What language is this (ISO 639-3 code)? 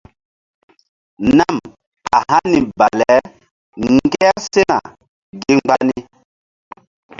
mdd